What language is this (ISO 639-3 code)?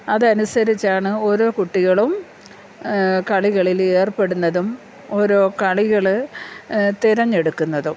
mal